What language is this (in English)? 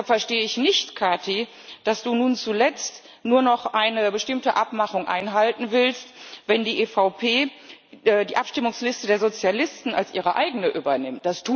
German